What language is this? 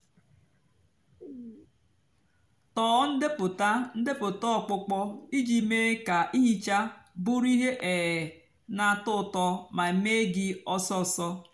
Igbo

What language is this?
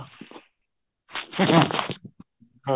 Punjabi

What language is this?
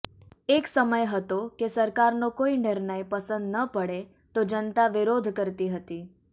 Gujarati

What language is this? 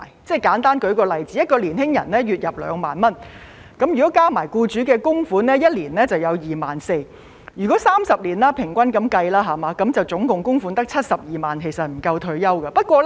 Cantonese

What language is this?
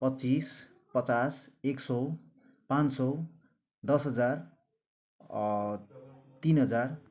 Nepali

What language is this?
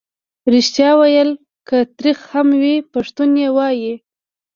Pashto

